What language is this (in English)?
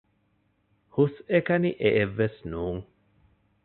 Divehi